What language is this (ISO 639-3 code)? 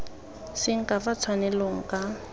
tsn